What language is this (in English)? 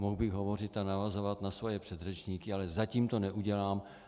Czech